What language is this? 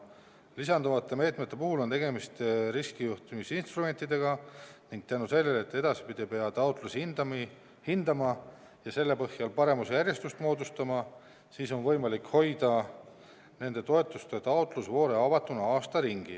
Estonian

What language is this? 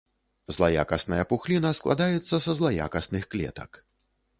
Belarusian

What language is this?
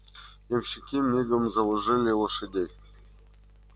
Russian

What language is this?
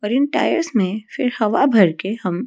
Hindi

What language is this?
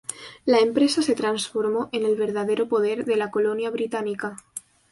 Spanish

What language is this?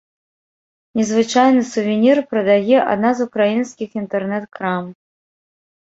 Belarusian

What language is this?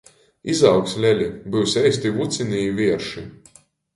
Latgalian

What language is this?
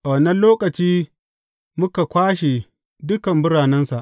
Hausa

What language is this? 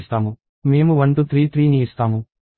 Telugu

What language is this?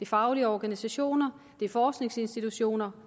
Danish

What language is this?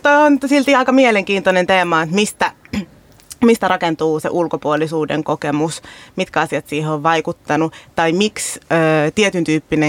Finnish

